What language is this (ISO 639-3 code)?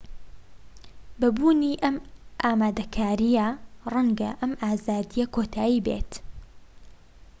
ckb